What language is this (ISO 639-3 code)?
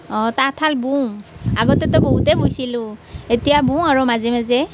asm